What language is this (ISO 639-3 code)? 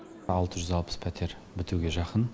kaz